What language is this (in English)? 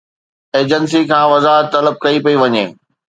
Sindhi